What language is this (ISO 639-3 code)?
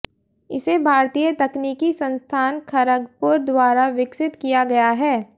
hin